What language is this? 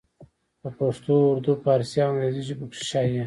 Pashto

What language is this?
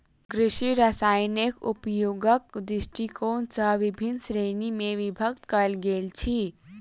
Maithili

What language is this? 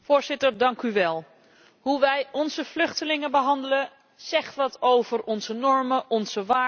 Dutch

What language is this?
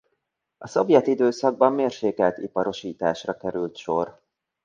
Hungarian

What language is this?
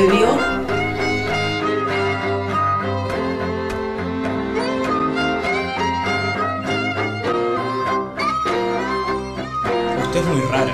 Spanish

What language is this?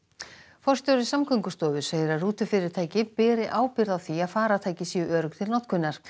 Icelandic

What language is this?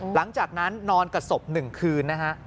Thai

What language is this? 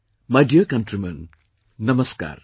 English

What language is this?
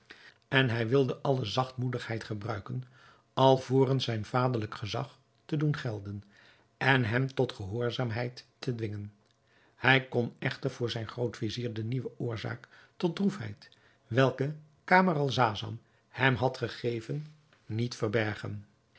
Dutch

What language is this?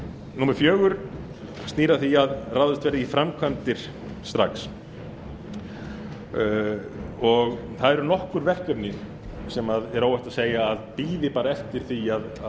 Icelandic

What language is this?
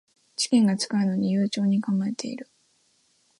Japanese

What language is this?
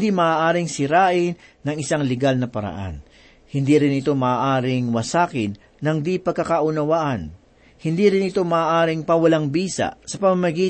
Filipino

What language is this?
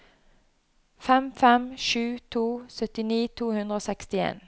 Norwegian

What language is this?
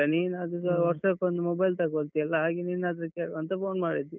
Kannada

